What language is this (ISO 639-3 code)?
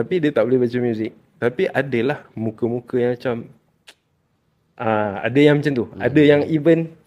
msa